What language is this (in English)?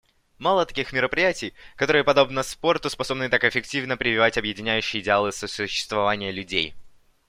Russian